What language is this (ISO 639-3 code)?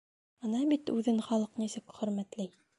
bak